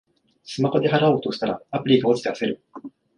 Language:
Japanese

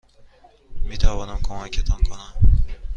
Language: Persian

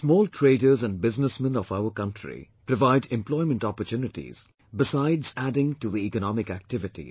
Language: English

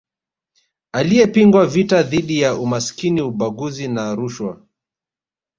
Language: Swahili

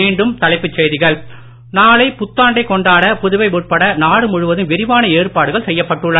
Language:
Tamil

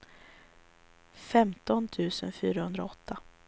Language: Swedish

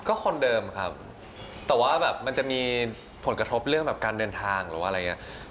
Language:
Thai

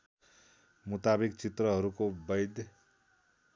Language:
Nepali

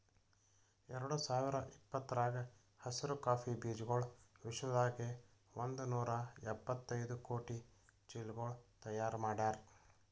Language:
Kannada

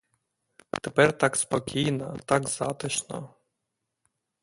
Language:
Ukrainian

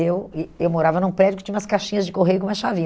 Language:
Portuguese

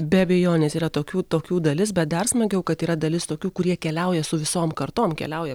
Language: Lithuanian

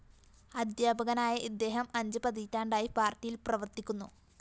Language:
Malayalam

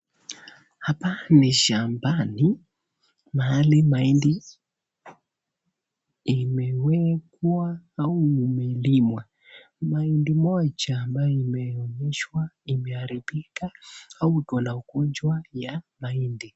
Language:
Swahili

